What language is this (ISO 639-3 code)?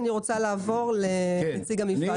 heb